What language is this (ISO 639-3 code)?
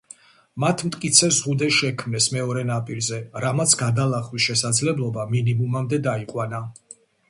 kat